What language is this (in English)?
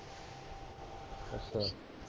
Punjabi